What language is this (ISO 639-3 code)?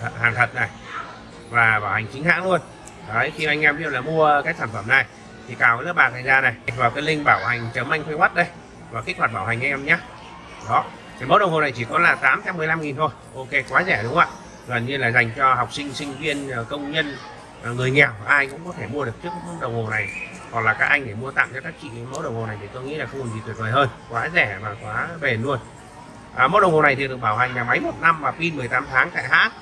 vie